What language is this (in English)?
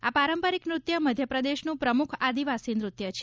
Gujarati